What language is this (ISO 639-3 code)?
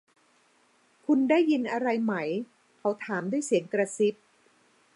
tha